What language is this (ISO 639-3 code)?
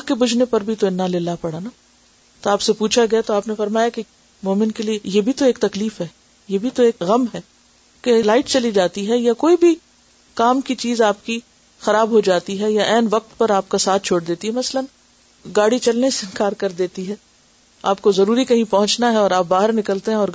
urd